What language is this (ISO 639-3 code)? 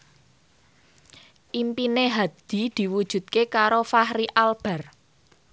jav